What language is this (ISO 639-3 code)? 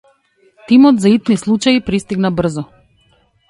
mkd